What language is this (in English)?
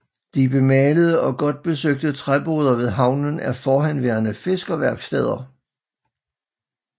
Danish